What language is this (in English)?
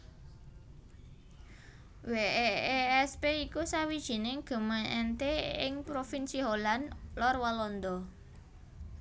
Javanese